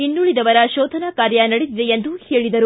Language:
Kannada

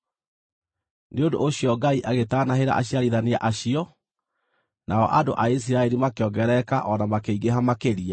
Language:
Kikuyu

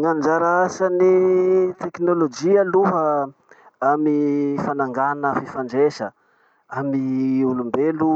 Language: Masikoro Malagasy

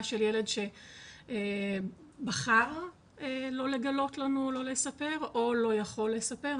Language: Hebrew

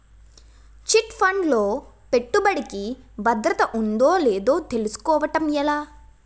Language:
Telugu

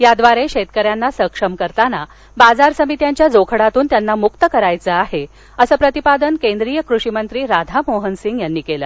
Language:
Marathi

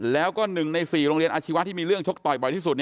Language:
Thai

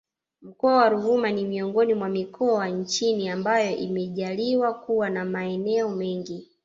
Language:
Swahili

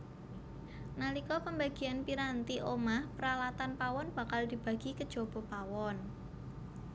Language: Javanese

